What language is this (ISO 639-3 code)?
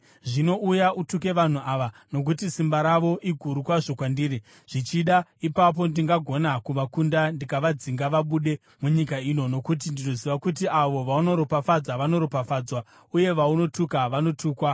sna